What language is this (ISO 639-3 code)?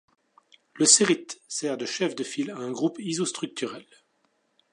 fra